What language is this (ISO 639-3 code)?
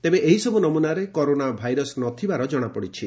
ori